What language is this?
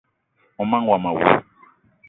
Eton (Cameroon)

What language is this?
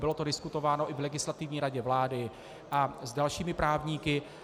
Czech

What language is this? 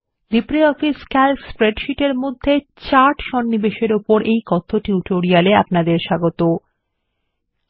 Bangla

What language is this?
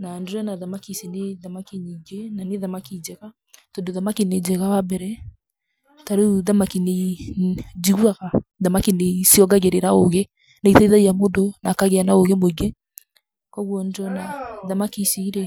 Kikuyu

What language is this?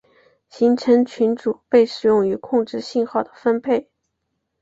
Chinese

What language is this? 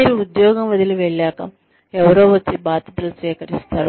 Telugu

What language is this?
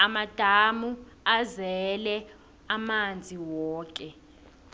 South Ndebele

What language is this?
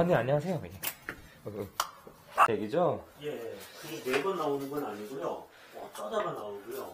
Korean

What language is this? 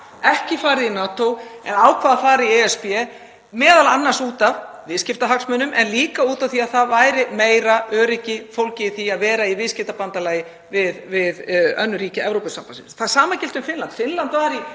Icelandic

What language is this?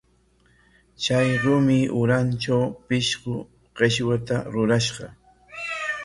Corongo Ancash Quechua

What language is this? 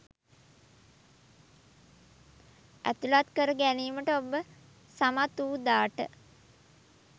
Sinhala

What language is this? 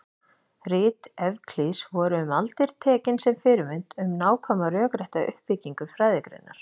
Icelandic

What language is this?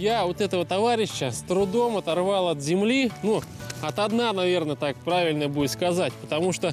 Russian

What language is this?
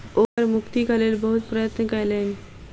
Maithili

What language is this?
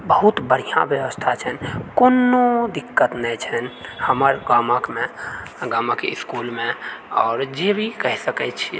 Maithili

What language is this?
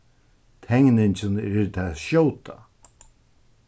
Faroese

